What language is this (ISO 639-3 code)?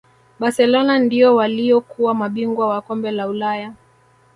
swa